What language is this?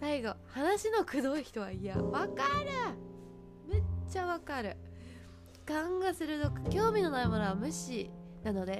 Japanese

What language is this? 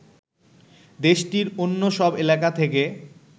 Bangla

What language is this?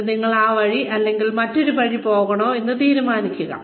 Malayalam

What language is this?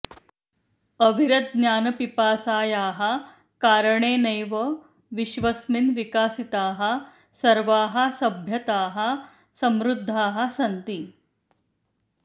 Sanskrit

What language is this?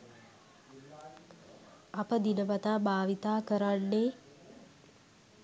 Sinhala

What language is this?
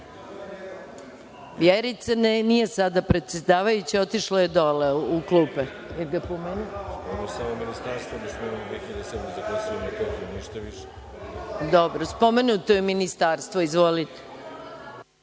Serbian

